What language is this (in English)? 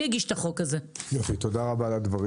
Hebrew